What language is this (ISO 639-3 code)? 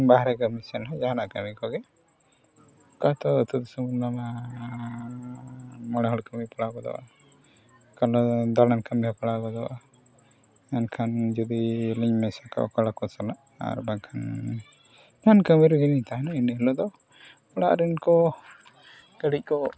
sat